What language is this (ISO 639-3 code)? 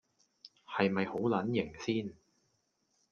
yue